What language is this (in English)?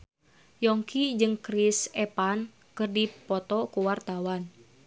Sundanese